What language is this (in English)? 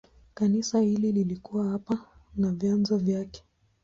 Swahili